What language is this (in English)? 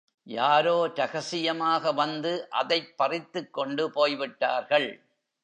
Tamil